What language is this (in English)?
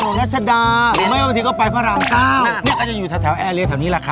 Thai